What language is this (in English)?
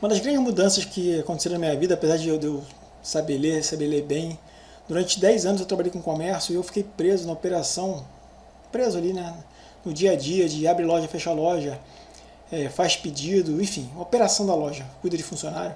Portuguese